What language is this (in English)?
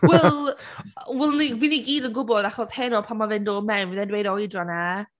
Welsh